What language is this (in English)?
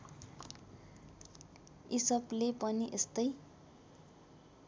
Nepali